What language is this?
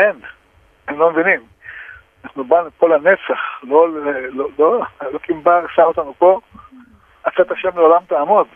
Hebrew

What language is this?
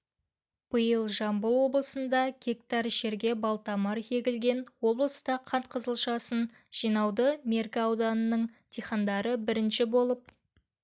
Kazakh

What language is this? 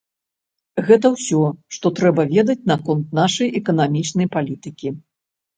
Belarusian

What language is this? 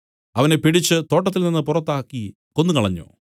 Malayalam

